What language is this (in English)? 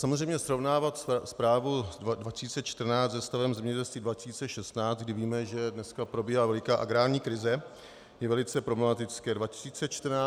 Czech